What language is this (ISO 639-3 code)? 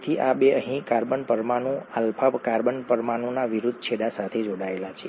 guj